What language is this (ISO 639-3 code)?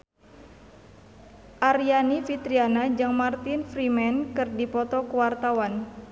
sun